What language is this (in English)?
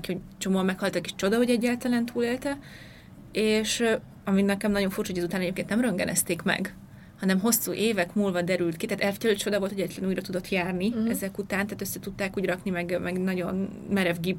Hungarian